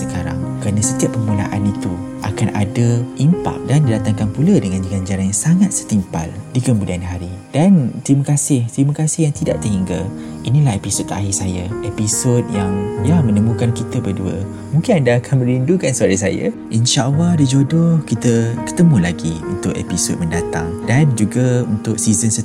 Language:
Malay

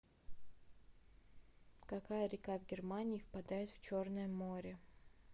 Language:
Russian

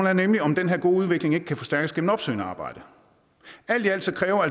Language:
Danish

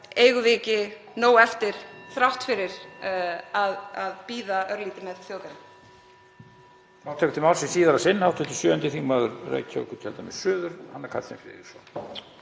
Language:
Icelandic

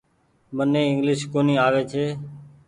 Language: Goaria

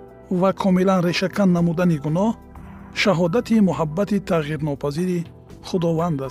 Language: Persian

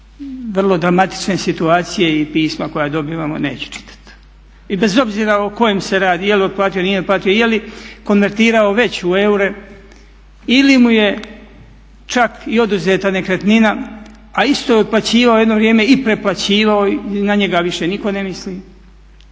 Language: Croatian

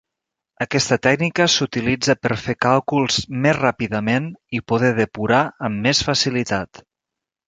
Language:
Catalan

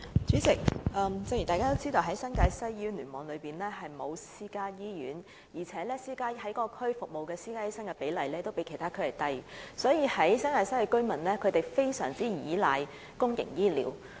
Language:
Cantonese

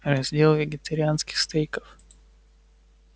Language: Russian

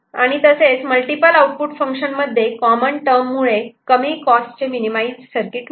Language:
Marathi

